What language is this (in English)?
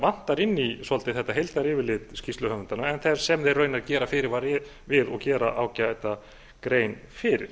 Icelandic